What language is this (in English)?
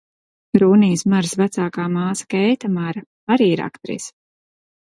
Latvian